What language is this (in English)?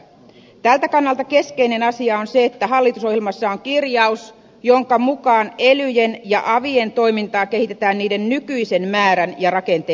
Finnish